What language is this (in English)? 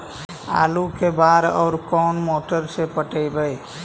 Magahi